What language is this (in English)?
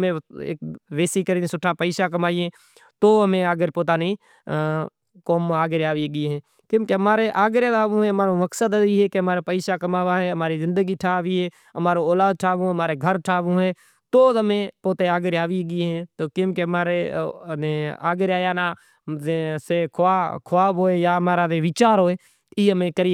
Kachi Koli